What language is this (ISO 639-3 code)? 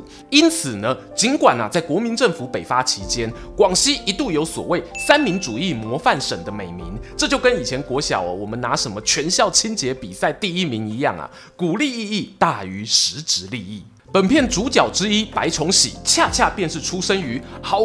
zho